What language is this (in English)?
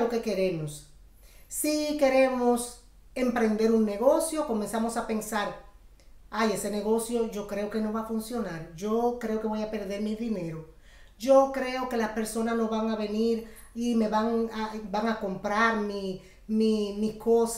Spanish